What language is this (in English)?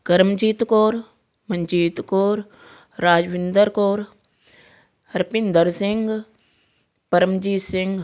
Punjabi